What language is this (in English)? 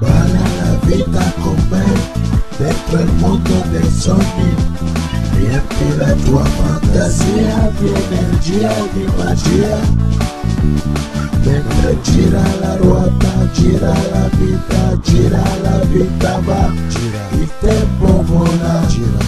Italian